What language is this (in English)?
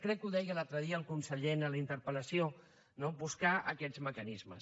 Catalan